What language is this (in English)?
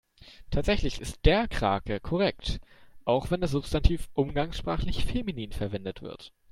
German